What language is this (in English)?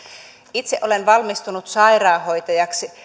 Finnish